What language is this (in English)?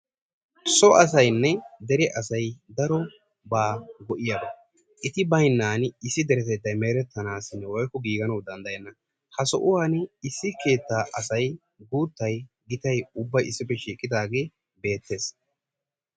Wolaytta